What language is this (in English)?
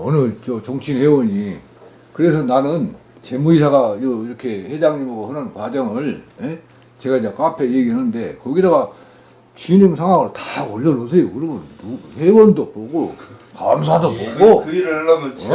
Korean